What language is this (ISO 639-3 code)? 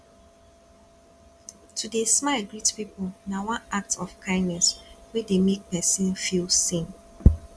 pcm